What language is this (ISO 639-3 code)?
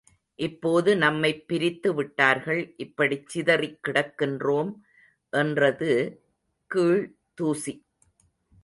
tam